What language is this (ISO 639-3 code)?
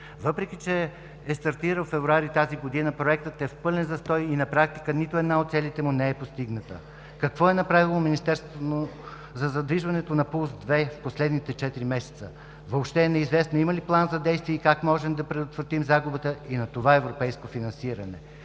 bul